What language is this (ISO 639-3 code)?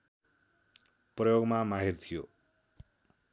nep